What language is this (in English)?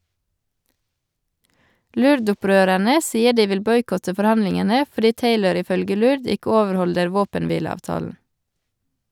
Norwegian